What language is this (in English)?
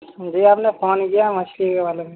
Urdu